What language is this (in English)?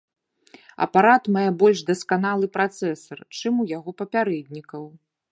Belarusian